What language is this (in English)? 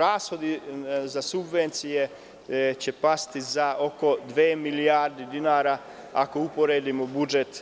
Serbian